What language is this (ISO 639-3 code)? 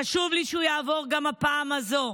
heb